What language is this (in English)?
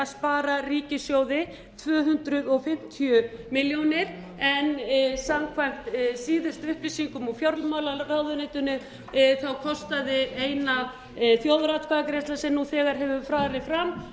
Icelandic